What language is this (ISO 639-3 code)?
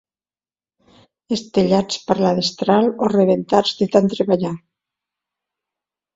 cat